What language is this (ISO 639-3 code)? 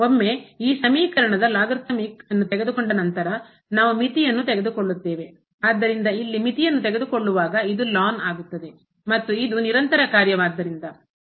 kan